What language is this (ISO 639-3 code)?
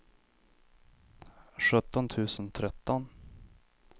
swe